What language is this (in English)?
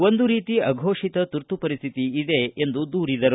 Kannada